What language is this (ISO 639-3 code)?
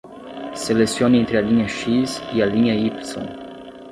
por